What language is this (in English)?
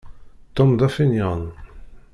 Kabyle